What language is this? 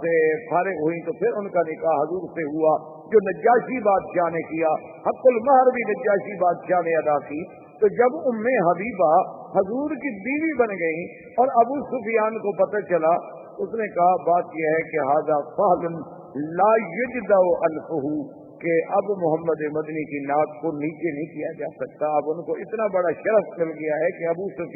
Urdu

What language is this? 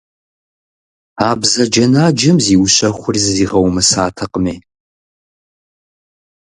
Kabardian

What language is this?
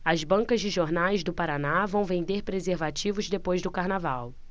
Portuguese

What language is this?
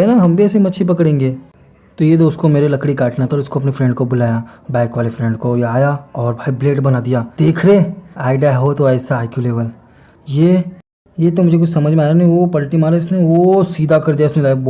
Hindi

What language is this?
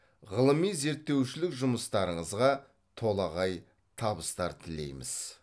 Kazakh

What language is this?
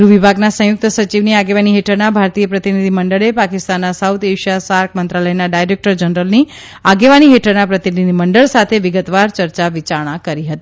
Gujarati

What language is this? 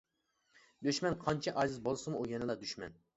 Uyghur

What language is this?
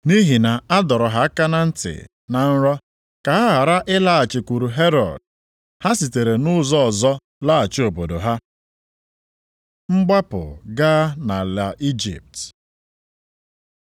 Igbo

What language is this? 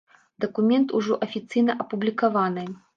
Belarusian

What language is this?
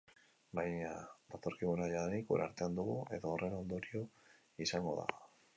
Basque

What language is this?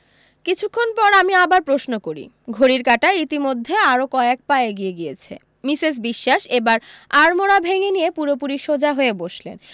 Bangla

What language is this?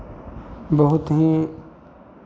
Maithili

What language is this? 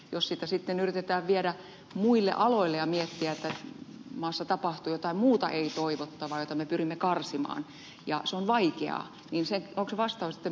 Finnish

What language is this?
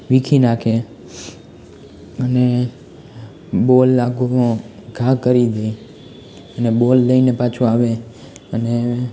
Gujarati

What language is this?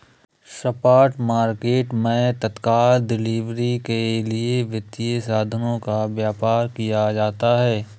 Hindi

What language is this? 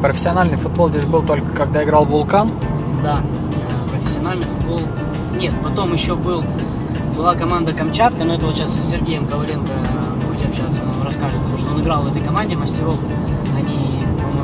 Russian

